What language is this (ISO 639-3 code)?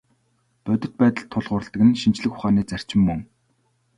mon